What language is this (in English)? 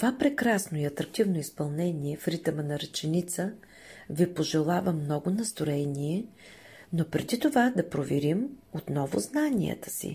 Bulgarian